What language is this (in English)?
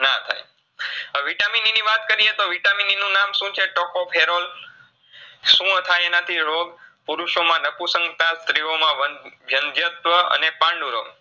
Gujarati